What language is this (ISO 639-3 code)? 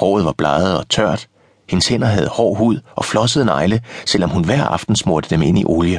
dan